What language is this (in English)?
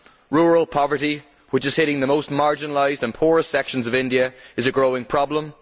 English